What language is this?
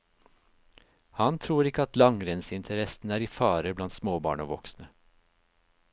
Norwegian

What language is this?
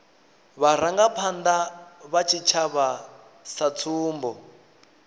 Venda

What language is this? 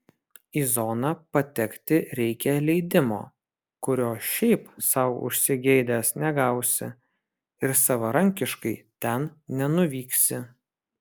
Lithuanian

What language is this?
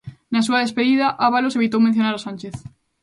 Galician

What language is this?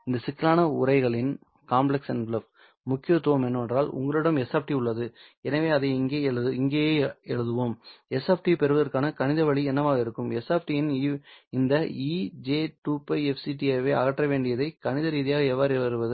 Tamil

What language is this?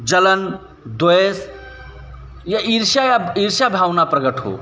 Hindi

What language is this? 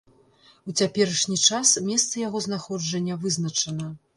Belarusian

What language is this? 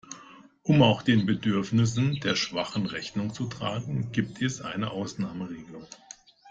German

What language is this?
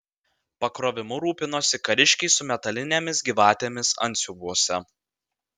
Lithuanian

